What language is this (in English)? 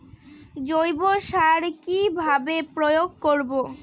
Bangla